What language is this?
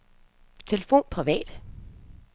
Danish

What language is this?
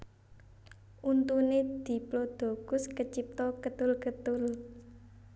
Javanese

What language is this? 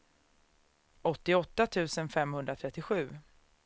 Swedish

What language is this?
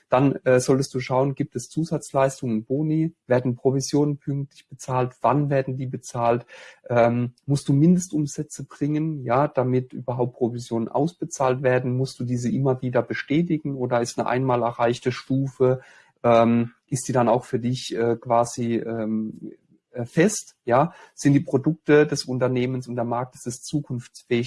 German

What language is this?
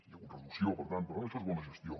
Catalan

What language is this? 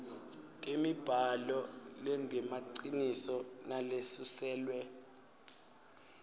Swati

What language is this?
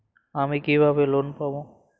Bangla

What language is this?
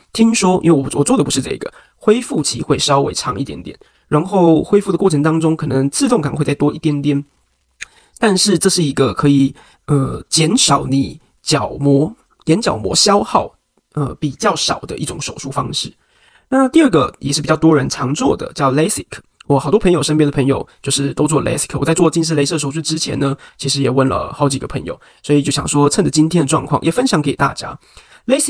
Chinese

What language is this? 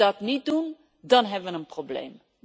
Dutch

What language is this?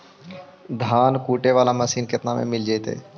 Magahi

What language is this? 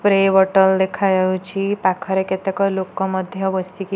Odia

